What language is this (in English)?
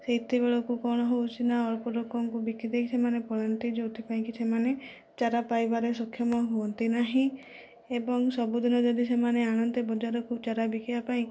Odia